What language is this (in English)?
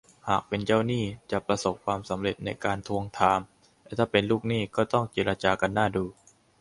Thai